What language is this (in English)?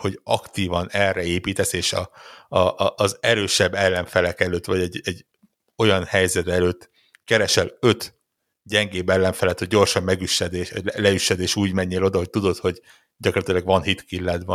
Hungarian